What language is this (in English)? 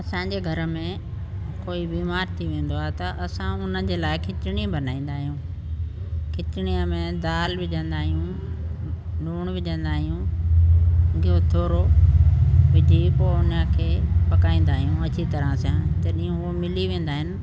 Sindhi